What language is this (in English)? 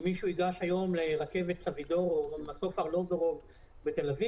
Hebrew